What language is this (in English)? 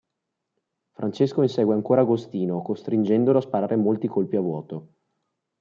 Italian